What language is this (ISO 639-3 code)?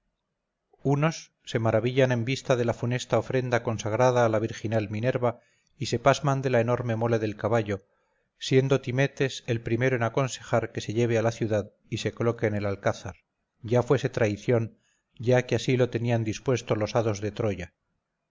spa